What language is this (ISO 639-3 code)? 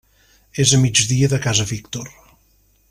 cat